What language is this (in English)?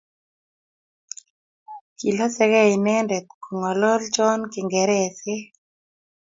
Kalenjin